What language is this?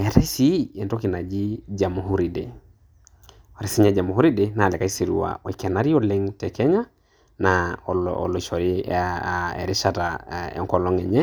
Masai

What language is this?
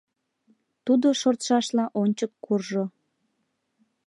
Mari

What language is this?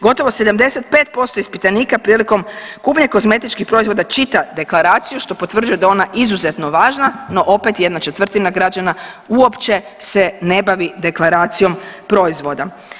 Croatian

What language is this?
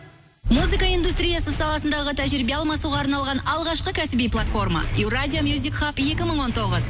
Kazakh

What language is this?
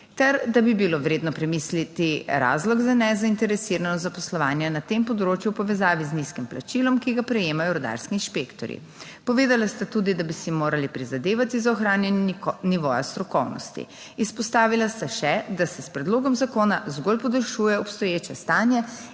Slovenian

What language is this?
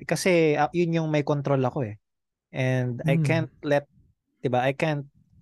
Filipino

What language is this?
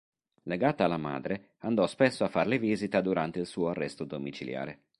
Italian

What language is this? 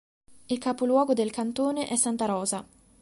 Italian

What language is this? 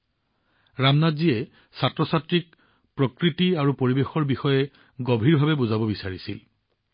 Assamese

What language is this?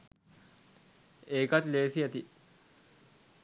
Sinhala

